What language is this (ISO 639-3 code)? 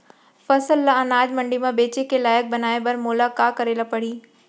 hne